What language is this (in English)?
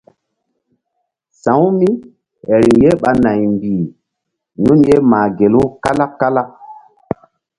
Mbum